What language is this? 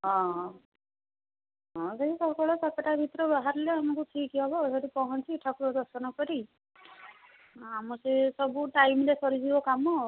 Odia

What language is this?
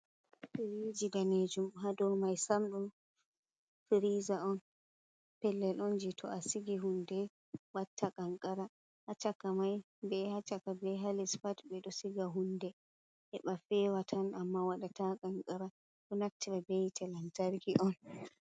Fula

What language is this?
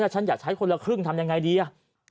Thai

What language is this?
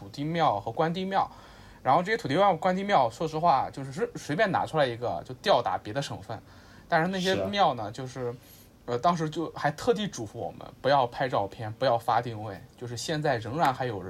Chinese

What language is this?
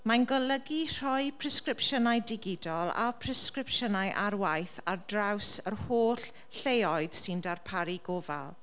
Welsh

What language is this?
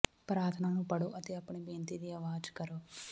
Punjabi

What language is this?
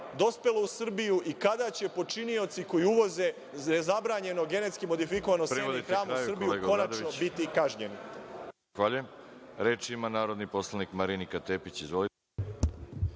Serbian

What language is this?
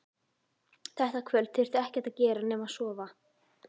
Icelandic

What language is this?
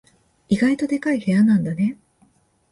Japanese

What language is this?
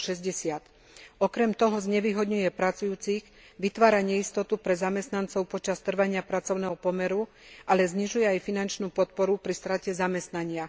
Slovak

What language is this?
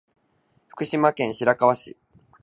Japanese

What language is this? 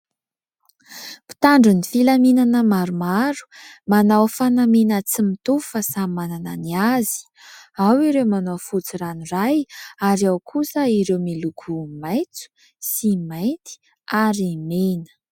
Malagasy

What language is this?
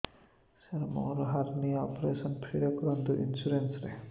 Odia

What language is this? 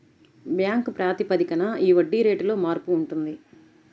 Telugu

